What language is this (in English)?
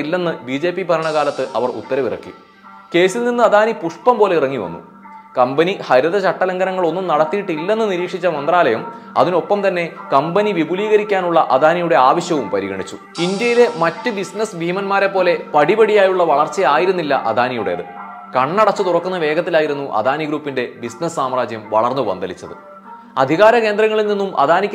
Malayalam